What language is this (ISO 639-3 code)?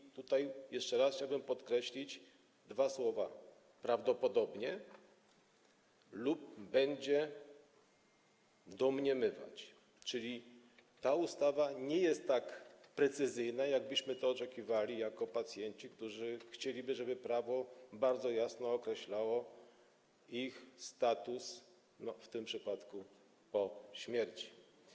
pol